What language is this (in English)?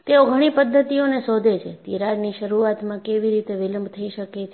Gujarati